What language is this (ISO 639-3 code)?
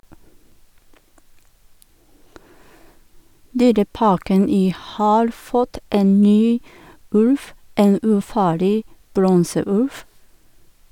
nor